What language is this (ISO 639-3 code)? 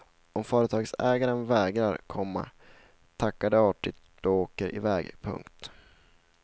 swe